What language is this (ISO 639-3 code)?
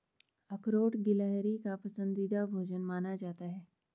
hin